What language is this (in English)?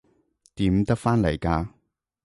Cantonese